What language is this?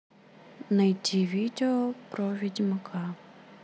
Russian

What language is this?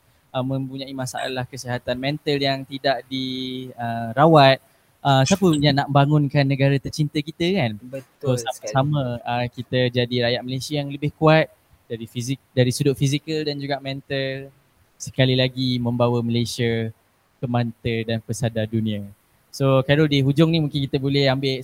Malay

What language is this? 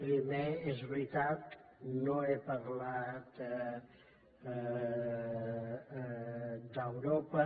Catalan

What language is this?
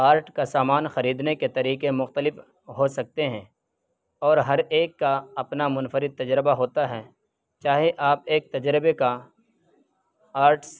Urdu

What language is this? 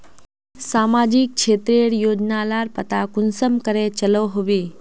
Magahi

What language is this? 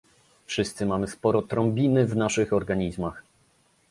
Polish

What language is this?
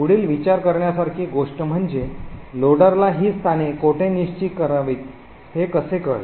Marathi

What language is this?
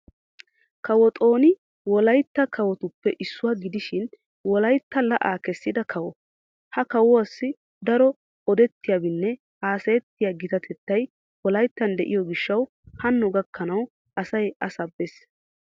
Wolaytta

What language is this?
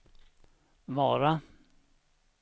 Swedish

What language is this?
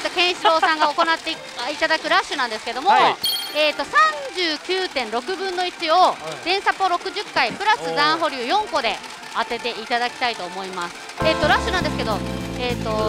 Japanese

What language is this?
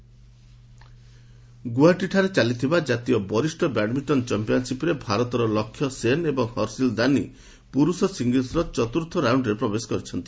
Odia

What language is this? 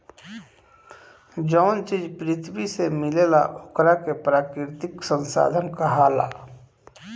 Bhojpuri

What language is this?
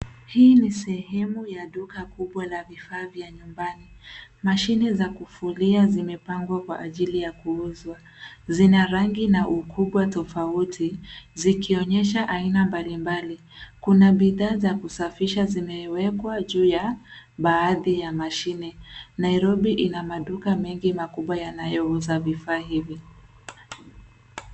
Swahili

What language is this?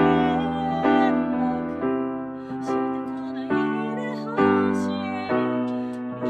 Japanese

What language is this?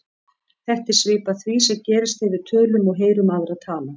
Icelandic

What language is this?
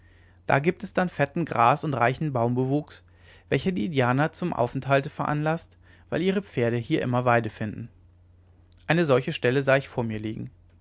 German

